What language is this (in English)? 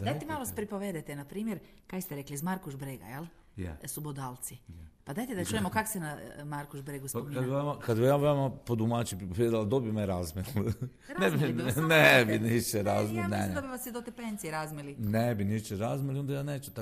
Croatian